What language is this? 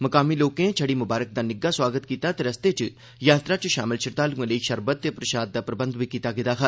Dogri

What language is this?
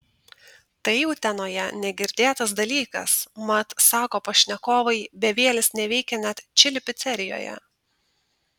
Lithuanian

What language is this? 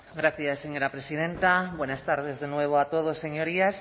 Spanish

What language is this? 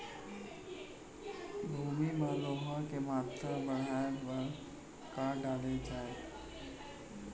Chhattisgarhi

